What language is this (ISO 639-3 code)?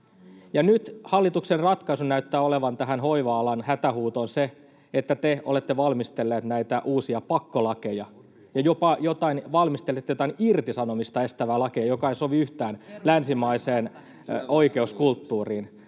fin